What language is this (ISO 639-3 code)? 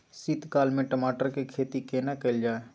mai